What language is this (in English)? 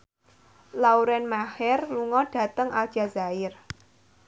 Javanese